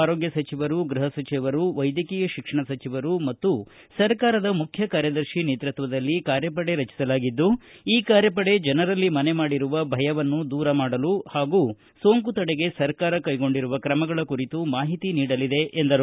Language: Kannada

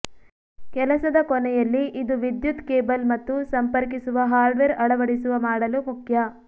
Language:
Kannada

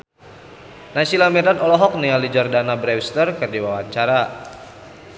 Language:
Sundanese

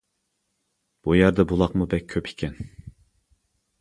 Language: Uyghur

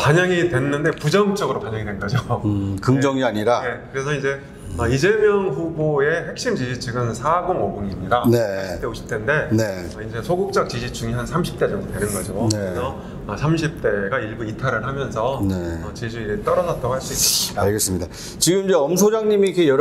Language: Korean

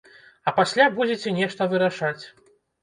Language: Belarusian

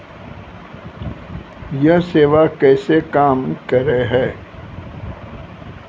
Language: Maithili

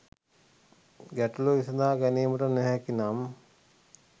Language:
Sinhala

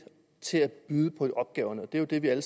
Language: Danish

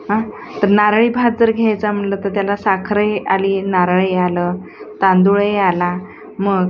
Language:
Marathi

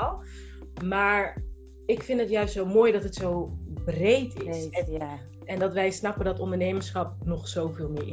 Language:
Dutch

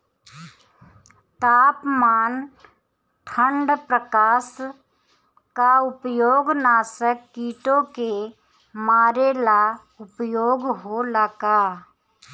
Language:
Bhojpuri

